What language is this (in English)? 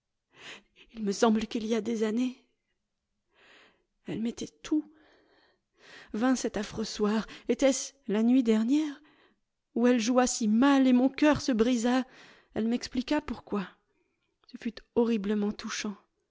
French